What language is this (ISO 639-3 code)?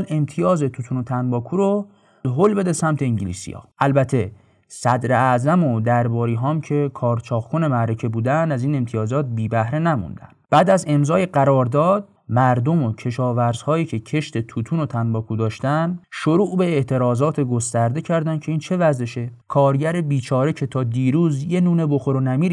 fas